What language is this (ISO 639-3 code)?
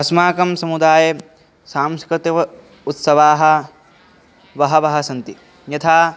san